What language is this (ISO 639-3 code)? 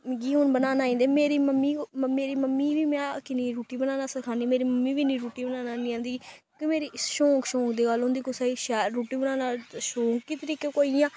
doi